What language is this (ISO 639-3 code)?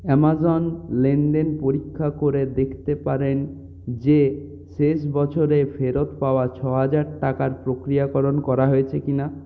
ben